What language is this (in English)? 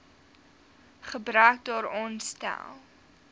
Afrikaans